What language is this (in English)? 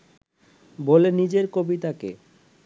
Bangla